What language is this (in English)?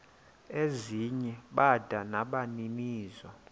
Xhosa